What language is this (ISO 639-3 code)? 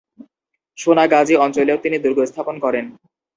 ben